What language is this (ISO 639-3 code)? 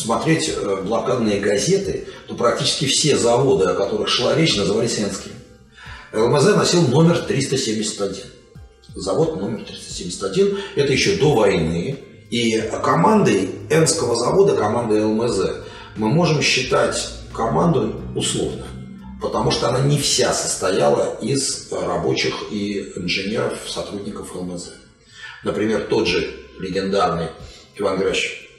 rus